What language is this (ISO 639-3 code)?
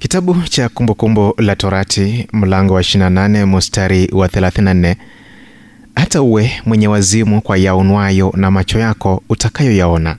swa